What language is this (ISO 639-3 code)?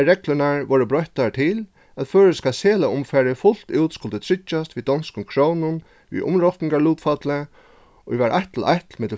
fao